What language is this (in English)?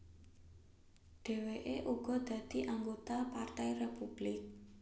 Javanese